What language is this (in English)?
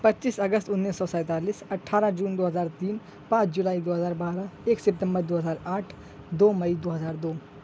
Urdu